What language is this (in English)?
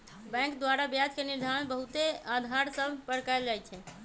Magahi